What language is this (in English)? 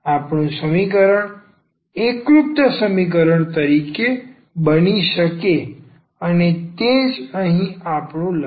Gujarati